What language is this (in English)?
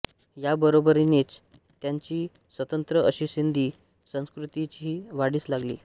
Marathi